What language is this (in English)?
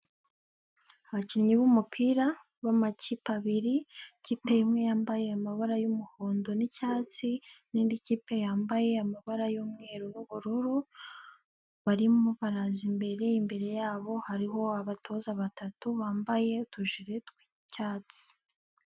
Kinyarwanda